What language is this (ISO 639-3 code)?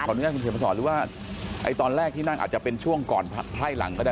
tha